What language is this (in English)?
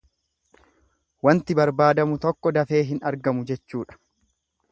Oromo